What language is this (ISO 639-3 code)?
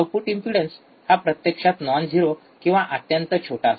mar